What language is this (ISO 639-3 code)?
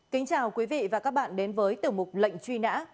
vie